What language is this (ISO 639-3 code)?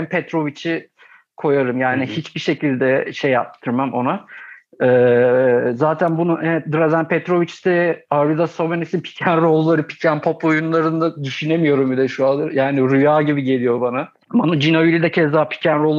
tur